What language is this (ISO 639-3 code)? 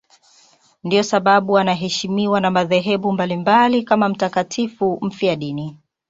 swa